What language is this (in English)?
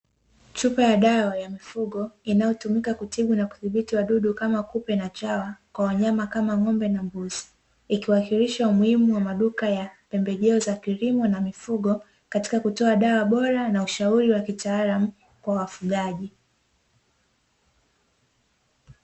Swahili